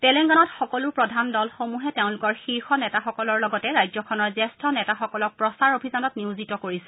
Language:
Assamese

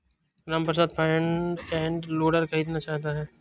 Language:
Hindi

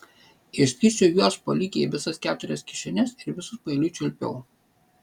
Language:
Lithuanian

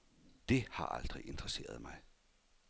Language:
Danish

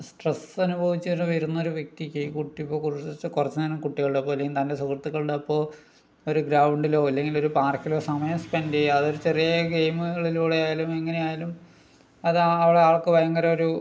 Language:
Malayalam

